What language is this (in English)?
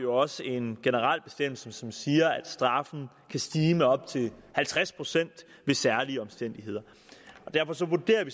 Danish